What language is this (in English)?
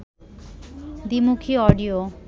Bangla